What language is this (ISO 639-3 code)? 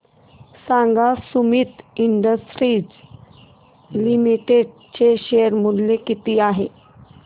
mar